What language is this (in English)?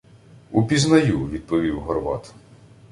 Ukrainian